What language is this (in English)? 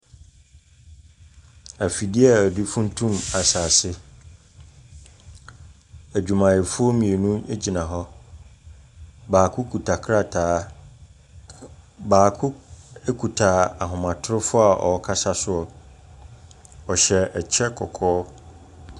Akan